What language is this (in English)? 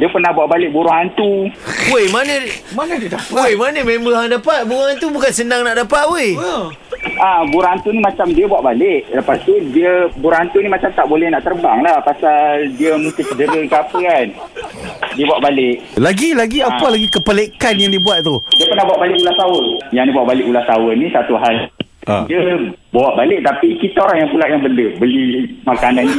Malay